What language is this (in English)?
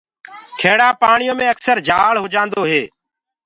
Gurgula